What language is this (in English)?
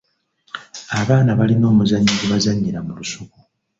Ganda